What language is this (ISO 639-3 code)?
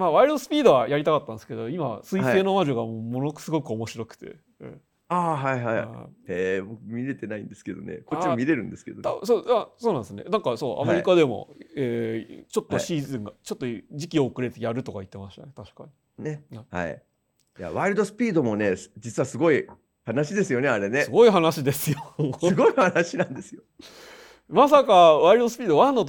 jpn